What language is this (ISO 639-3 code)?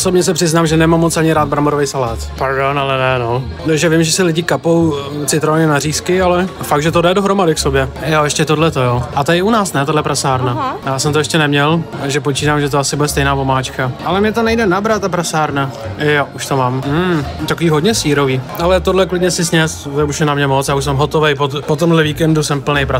ces